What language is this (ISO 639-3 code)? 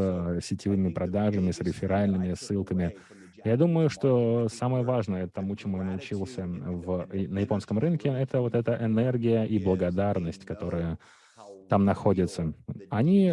rus